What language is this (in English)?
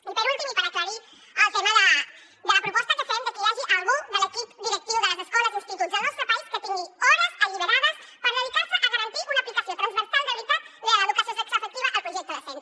Catalan